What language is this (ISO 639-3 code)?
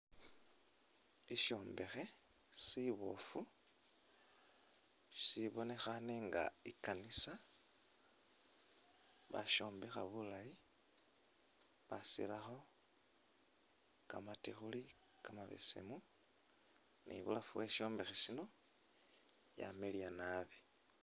myx